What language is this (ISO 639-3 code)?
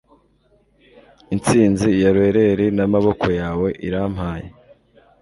kin